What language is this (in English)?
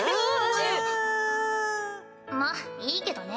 Japanese